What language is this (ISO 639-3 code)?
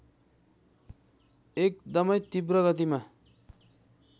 nep